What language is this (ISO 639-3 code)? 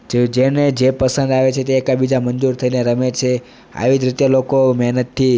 guj